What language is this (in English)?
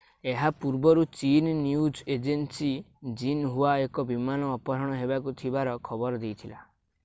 Odia